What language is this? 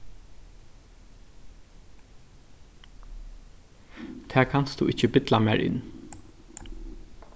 Faroese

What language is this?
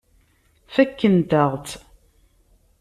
Kabyle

